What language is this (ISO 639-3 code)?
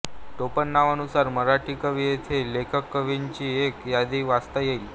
mar